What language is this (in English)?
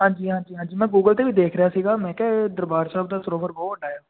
Punjabi